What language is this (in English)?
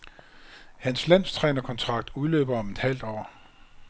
Danish